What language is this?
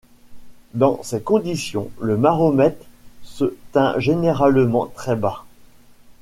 French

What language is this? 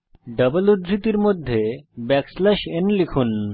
Bangla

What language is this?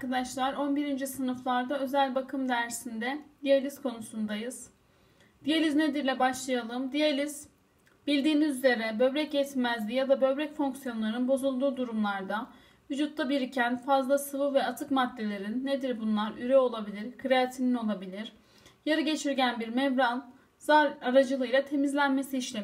Turkish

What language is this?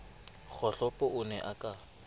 Southern Sotho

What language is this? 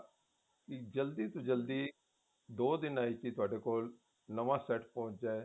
Punjabi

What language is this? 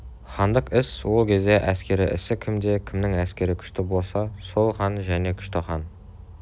Kazakh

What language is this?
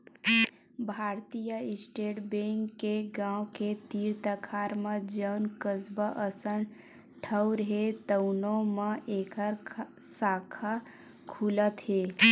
Chhattisgarhi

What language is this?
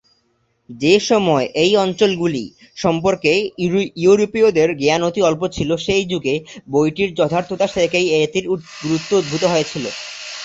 Bangla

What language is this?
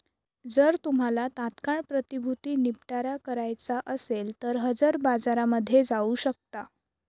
Marathi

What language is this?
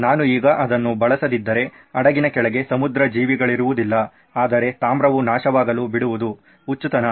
Kannada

